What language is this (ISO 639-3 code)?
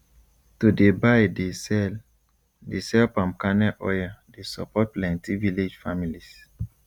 pcm